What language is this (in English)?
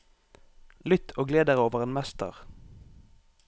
Norwegian